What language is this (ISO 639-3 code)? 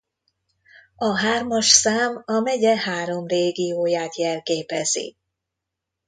hun